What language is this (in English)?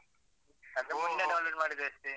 Kannada